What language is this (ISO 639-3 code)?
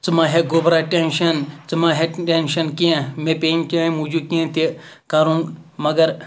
kas